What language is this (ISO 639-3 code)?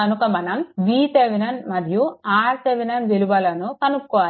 tel